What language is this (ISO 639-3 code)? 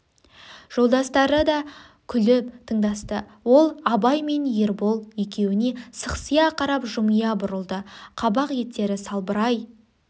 kaz